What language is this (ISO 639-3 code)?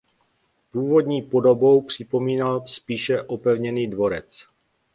ces